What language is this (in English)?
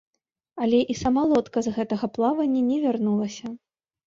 Belarusian